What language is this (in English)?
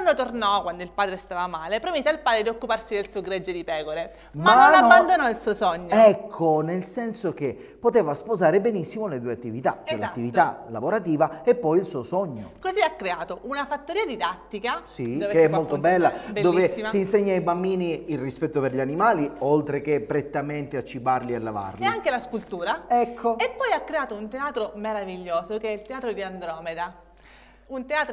Italian